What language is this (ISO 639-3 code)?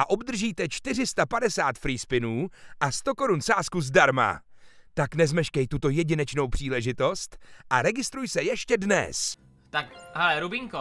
ces